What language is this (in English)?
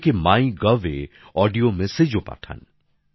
Bangla